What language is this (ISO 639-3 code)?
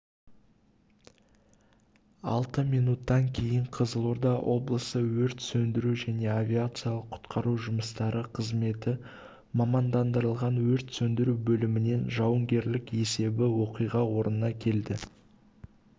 kaz